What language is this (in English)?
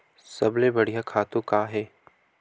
Chhattisgarhi